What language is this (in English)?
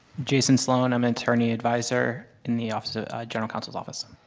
English